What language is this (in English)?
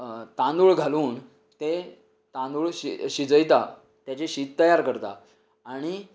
Konkani